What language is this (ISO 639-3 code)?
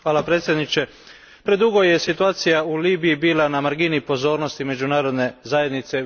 hrv